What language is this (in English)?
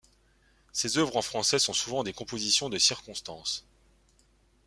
French